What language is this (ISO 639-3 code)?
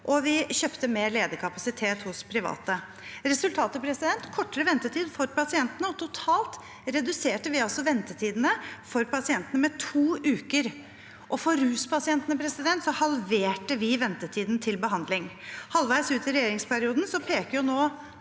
nor